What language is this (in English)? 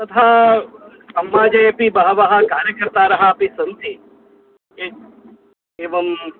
Sanskrit